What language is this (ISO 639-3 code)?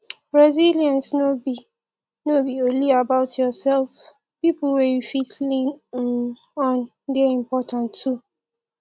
pcm